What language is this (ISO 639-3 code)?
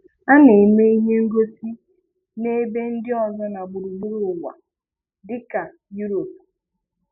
ibo